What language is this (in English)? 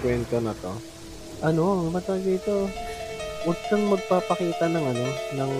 Filipino